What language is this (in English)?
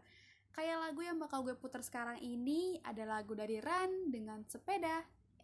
Indonesian